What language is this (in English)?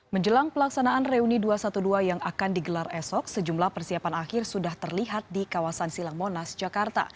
Indonesian